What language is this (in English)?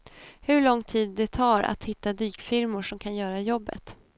Swedish